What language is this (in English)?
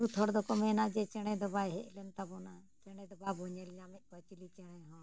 Santali